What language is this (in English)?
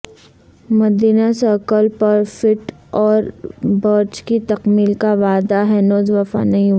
Urdu